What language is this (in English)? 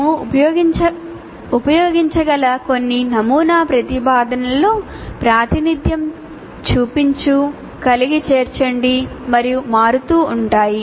Telugu